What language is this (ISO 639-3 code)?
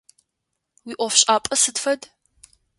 ady